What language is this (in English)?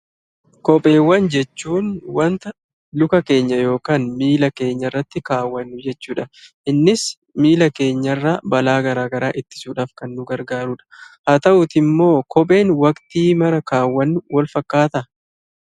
Oromo